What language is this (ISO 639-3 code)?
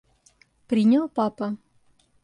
rus